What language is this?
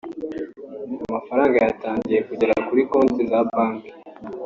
Kinyarwanda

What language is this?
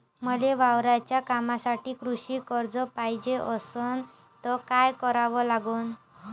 Marathi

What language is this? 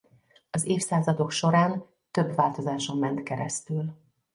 Hungarian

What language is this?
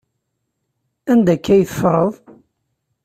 Kabyle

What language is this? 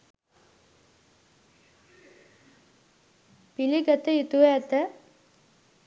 Sinhala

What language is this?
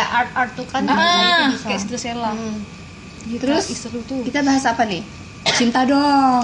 Indonesian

